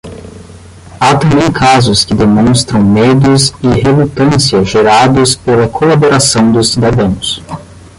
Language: Portuguese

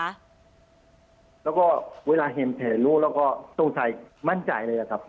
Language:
Thai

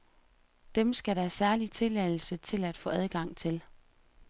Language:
Danish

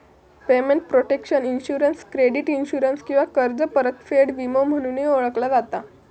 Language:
Marathi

